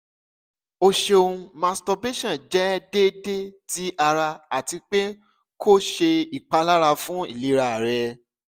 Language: Yoruba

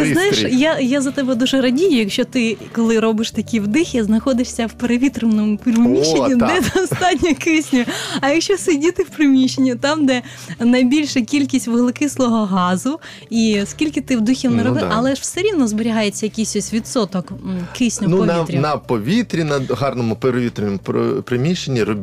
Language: Ukrainian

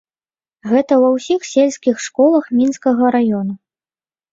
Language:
Belarusian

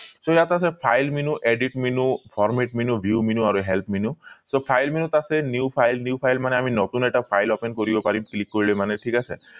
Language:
Assamese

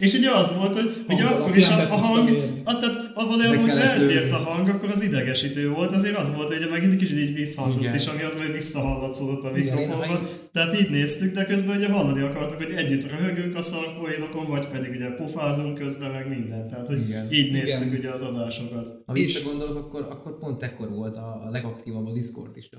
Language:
Hungarian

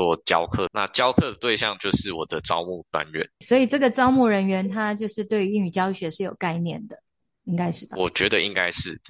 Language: Chinese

